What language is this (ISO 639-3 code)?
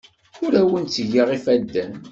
kab